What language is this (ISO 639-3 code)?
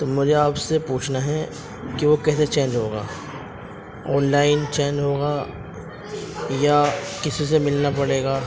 urd